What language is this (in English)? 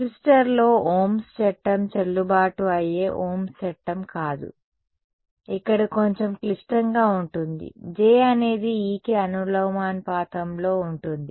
Telugu